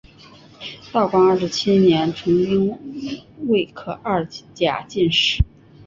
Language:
Chinese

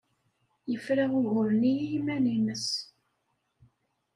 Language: Kabyle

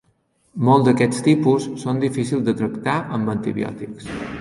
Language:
Catalan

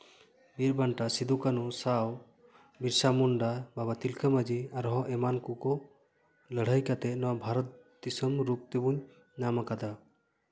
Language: Santali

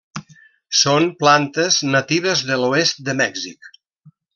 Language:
Catalan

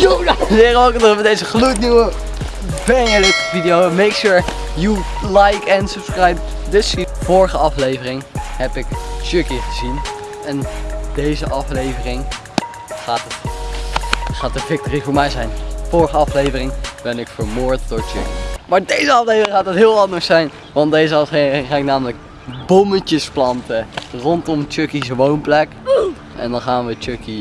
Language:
Dutch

